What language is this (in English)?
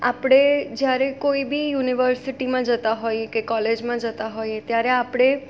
Gujarati